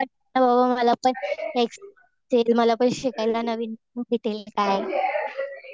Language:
Marathi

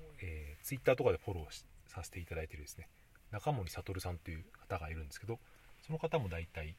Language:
Japanese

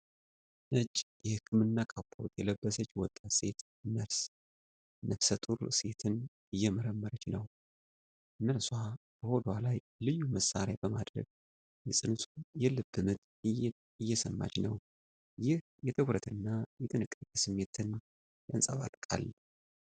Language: Amharic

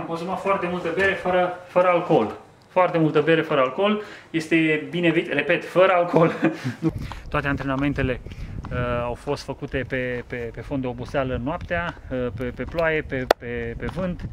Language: Romanian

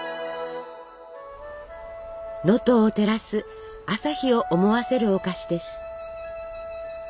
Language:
Japanese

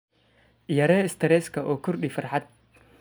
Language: Somali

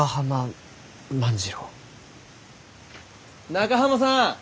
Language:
Japanese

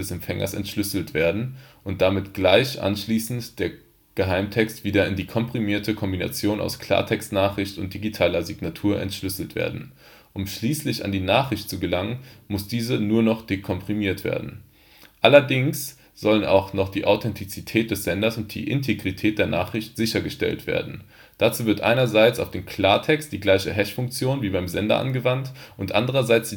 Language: German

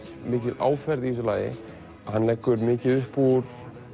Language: Icelandic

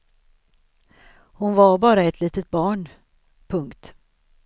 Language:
Swedish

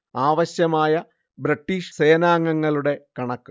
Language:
Malayalam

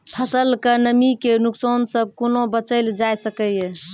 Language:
Maithili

